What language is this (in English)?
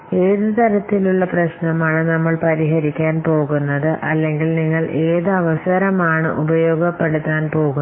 Malayalam